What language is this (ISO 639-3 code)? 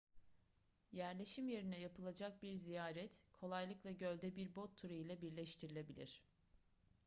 tur